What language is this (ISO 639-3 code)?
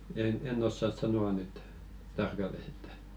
fin